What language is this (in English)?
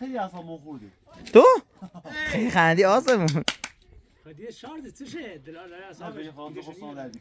Persian